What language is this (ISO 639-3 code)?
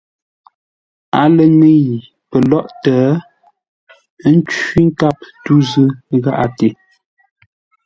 nla